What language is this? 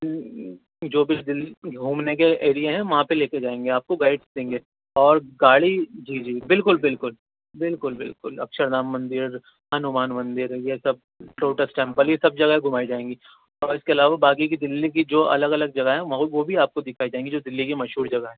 Urdu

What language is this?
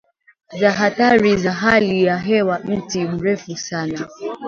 Swahili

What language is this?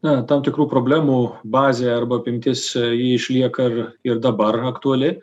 Lithuanian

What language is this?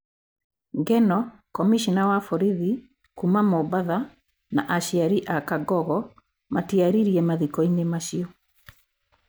Kikuyu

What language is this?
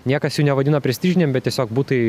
Lithuanian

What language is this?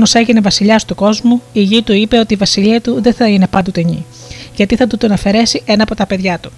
Greek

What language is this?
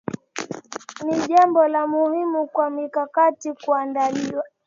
Swahili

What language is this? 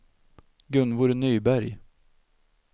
Swedish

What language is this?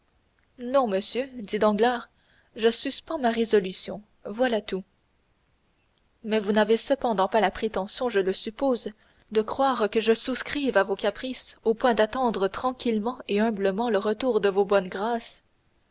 French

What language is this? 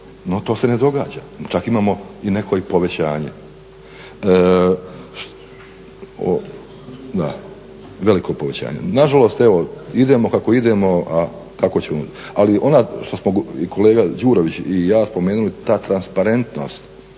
Croatian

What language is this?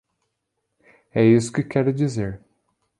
Portuguese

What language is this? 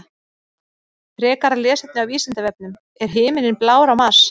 Icelandic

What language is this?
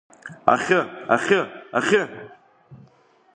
Abkhazian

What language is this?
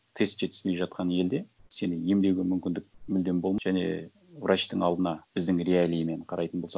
Kazakh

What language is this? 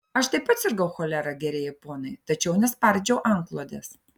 Lithuanian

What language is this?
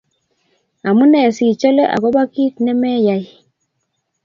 Kalenjin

